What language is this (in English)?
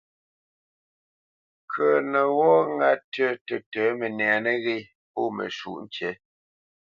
Bamenyam